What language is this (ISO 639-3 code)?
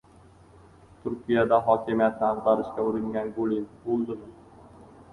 uzb